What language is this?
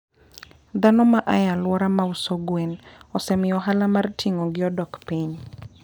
Luo (Kenya and Tanzania)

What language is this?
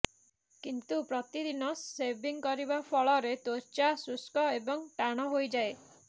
Odia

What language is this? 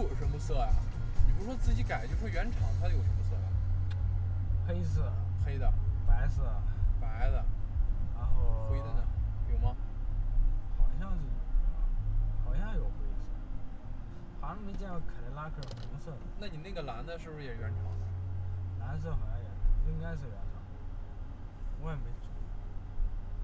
Chinese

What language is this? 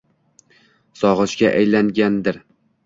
Uzbek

